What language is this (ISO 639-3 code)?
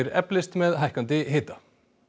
isl